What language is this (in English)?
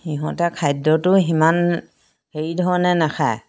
Assamese